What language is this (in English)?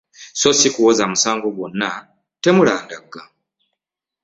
Ganda